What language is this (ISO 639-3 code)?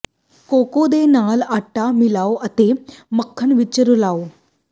pan